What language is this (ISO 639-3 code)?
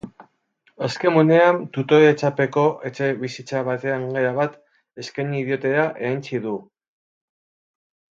eus